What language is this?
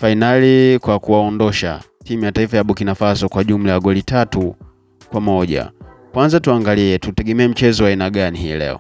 Swahili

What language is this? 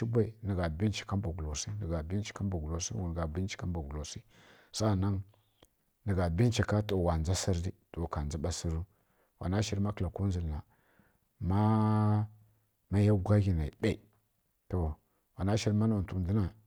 Kirya-Konzəl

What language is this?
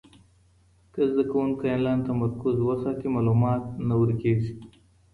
Pashto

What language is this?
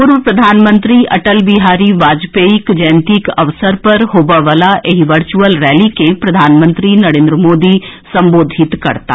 Maithili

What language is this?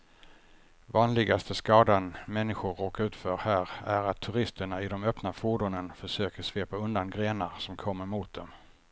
Swedish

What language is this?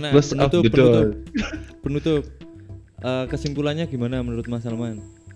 Indonesian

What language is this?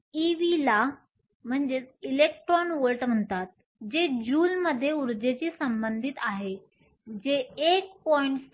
Marathi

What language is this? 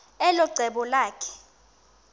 Xhosa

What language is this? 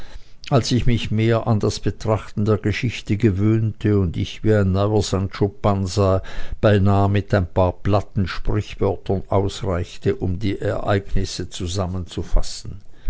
German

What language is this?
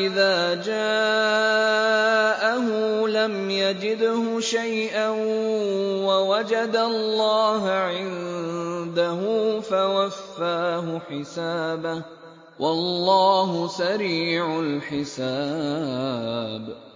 Arabic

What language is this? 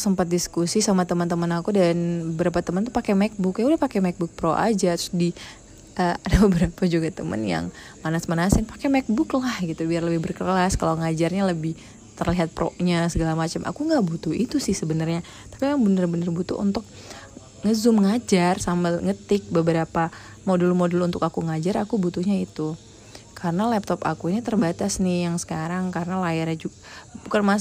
Indonesian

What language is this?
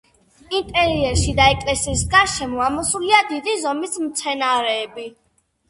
Georgian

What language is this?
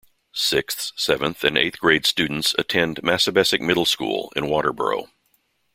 English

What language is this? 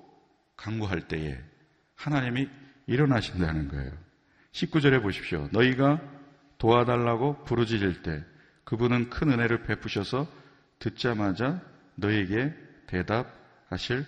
Korean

